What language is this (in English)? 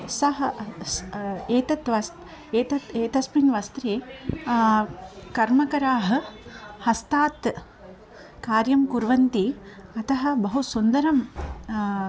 Sanskrit